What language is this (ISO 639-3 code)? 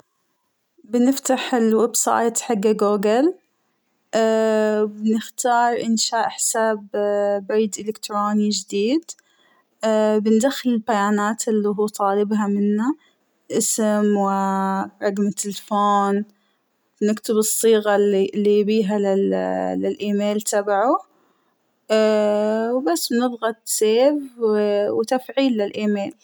acw